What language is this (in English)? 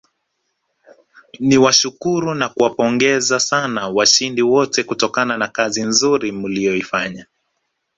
Swahili